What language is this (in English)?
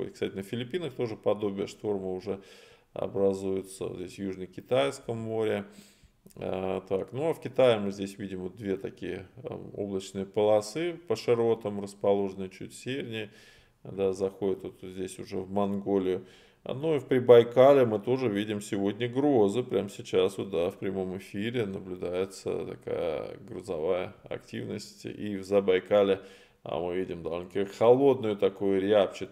Russian